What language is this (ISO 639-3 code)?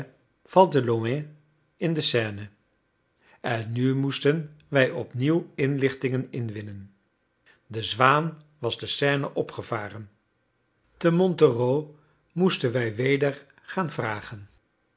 nld